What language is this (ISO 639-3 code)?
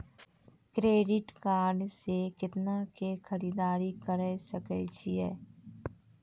mai